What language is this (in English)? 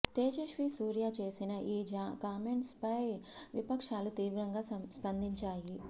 Telugu